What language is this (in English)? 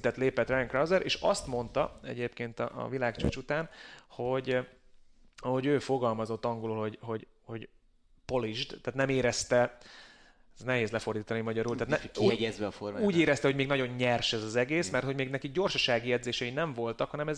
Hungarian